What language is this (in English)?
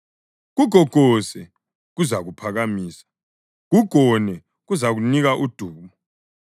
North Ndebele